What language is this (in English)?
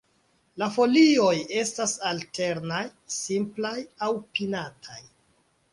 Esperanto